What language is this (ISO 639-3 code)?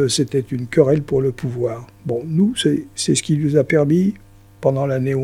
fra